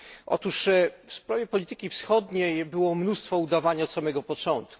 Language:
Polish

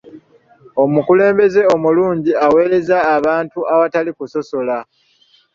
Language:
Ganda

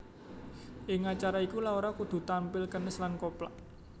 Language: Javanese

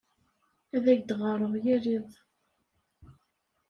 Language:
Kabyle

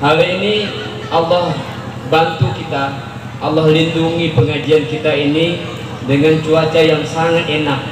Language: Indonesian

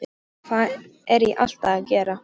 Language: Icelandic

